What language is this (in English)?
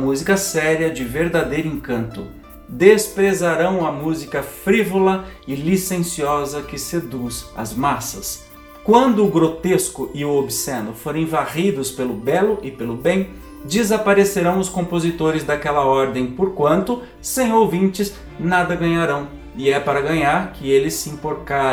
Portuguese